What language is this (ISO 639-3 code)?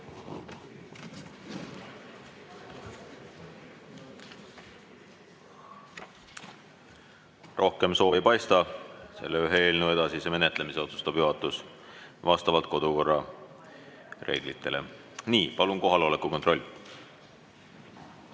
est